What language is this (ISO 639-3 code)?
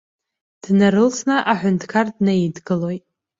abk